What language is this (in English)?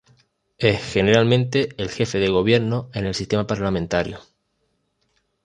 Spanish